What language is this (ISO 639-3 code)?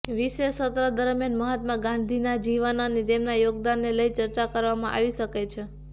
guj